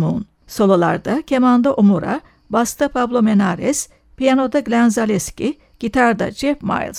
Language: Turkish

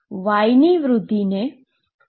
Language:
Gujarati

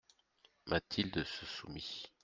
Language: French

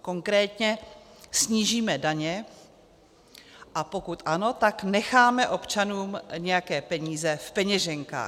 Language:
Czech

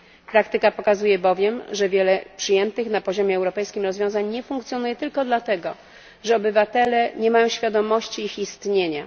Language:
Polish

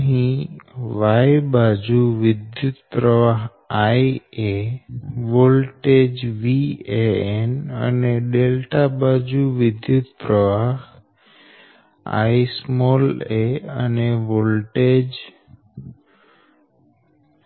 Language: Gujarati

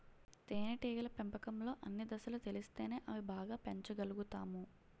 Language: Telugu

